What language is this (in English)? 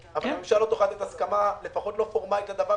Hebrew